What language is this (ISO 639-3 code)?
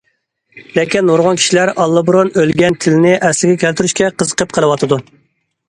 uig